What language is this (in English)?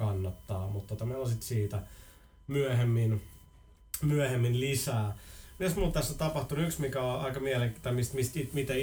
Finnish